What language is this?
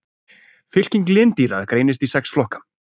Icelandic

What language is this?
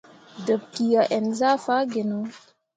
Mundang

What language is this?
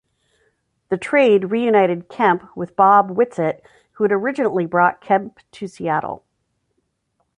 English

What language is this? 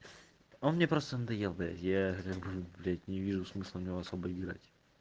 Russian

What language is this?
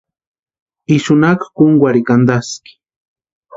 Western Highland Purepecha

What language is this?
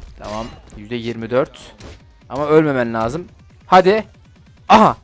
Turkish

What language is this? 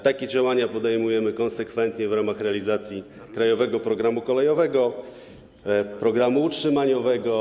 Polish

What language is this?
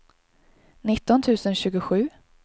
Swedish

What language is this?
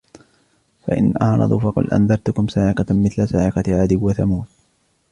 Arabic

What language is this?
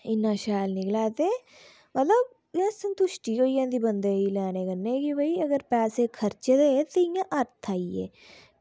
Dogri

